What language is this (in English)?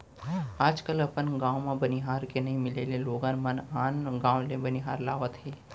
Chhattisgarhi